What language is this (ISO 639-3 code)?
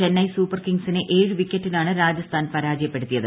mal